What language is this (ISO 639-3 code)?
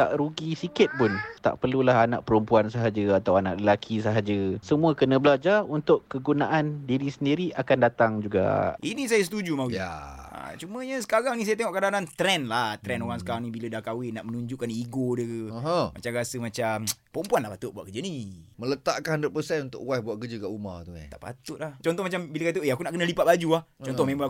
msa